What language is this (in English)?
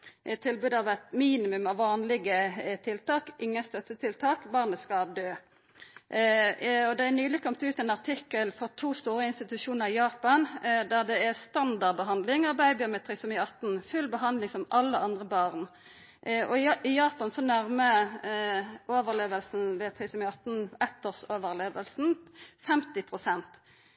Norwegian Nynorsk